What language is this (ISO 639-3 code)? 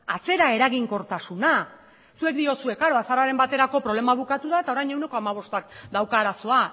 eus